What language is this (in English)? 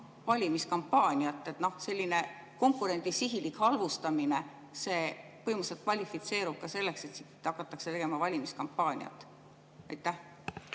Estonian